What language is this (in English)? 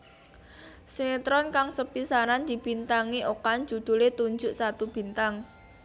Javanese